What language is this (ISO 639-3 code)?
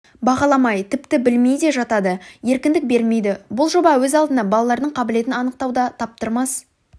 kaz